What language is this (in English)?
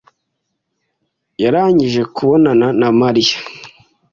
Kinyarwanda